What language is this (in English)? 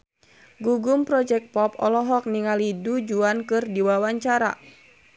Sundanese